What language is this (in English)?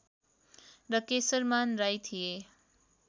Nepali